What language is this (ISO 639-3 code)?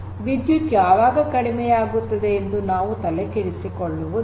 kan